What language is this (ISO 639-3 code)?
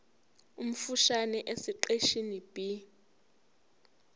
zul